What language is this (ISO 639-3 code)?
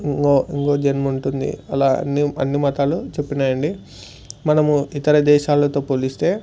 tel